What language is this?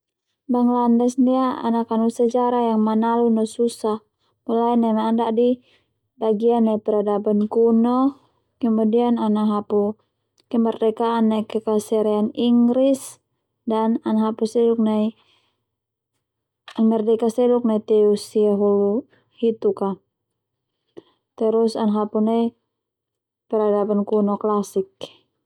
Termanu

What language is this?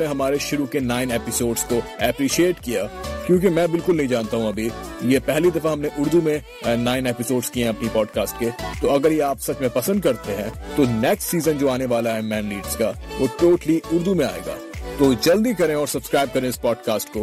Urdu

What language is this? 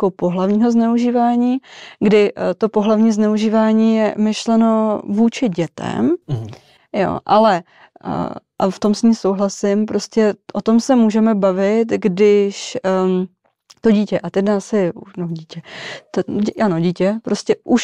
Czech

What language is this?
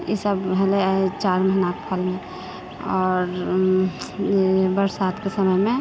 Maithili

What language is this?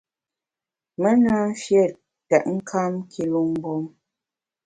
Bamun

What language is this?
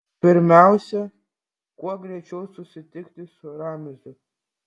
Lithuanian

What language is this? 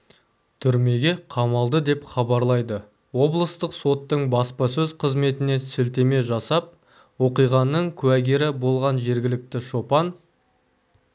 Kazakh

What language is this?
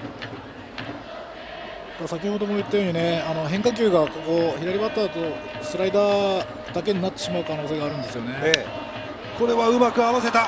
Japanese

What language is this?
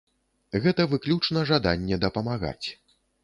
Belarusian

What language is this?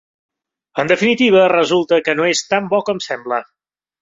Catalan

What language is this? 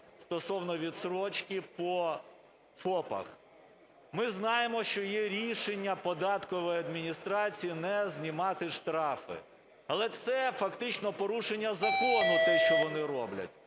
Ukrainian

